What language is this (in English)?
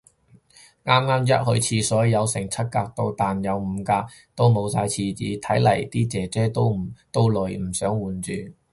Cantonese